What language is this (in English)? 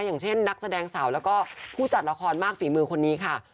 Thai